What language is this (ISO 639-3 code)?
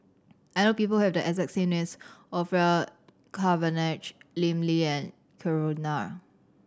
eng